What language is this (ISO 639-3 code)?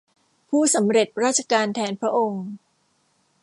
tha